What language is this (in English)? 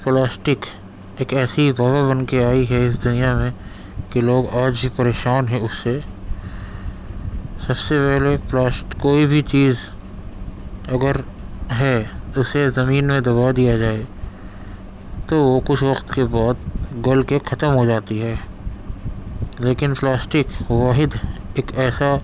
Urdu